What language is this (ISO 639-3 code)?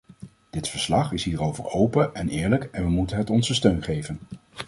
nld